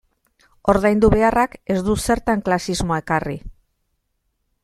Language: Basque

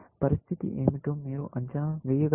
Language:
Telugu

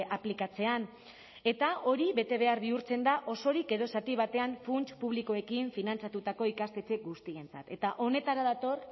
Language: Basque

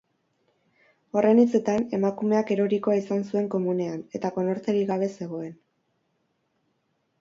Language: Basque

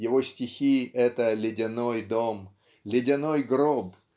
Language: Russian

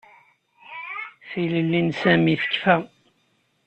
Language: Kabyle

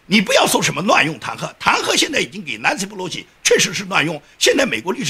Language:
Chinese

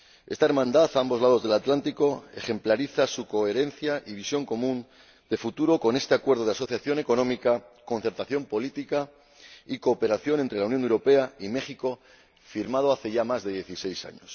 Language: Spanish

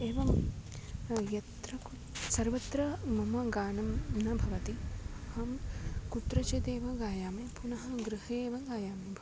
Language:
Sanskrit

